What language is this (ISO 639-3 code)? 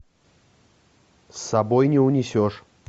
rus